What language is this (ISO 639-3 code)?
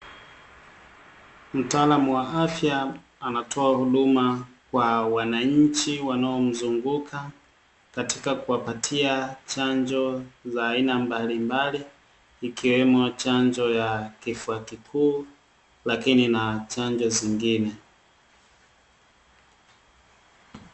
swa